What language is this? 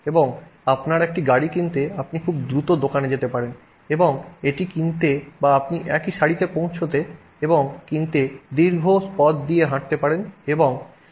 Bangla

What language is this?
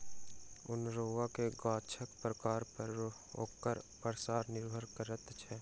Maithili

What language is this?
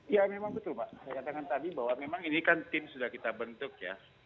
Indonesian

